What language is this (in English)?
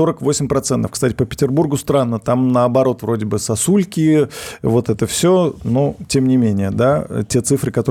Russian